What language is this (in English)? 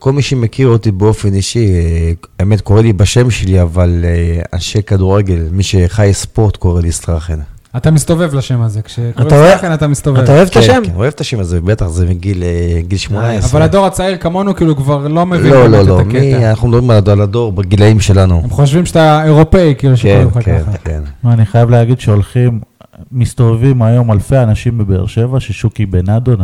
Hebrew